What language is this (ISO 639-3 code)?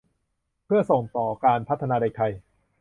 tha